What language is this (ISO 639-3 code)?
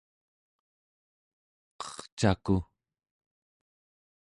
esu